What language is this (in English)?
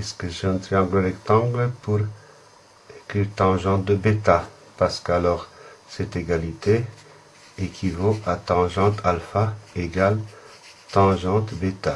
French